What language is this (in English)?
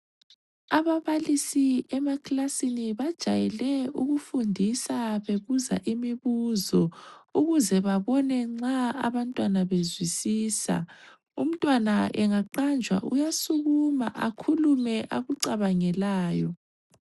North Ndebele